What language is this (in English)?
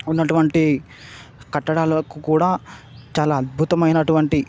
Telugu